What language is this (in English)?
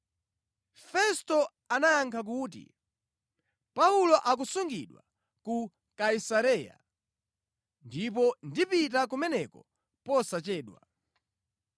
Nyanja